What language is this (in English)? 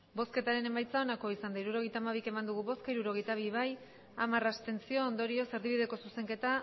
Basque